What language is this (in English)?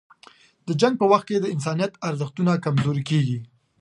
Pashto